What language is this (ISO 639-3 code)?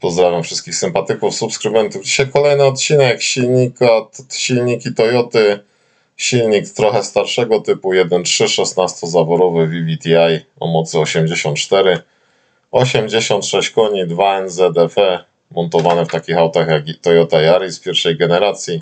pol